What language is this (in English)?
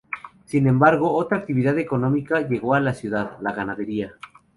Spanish